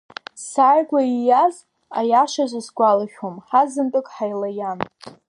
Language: Abkhazian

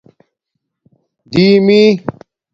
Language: Domaaki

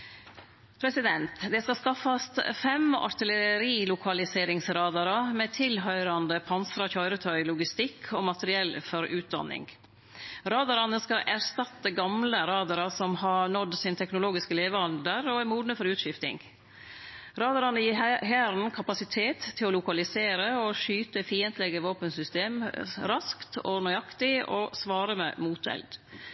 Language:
Norwegian Nynorsk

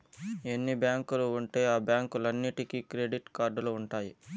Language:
Telugu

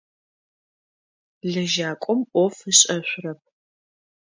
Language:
Adyghe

